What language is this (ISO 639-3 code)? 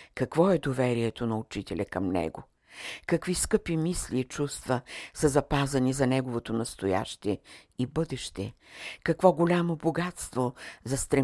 bul